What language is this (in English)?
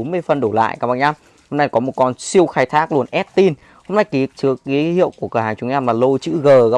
Vietnamese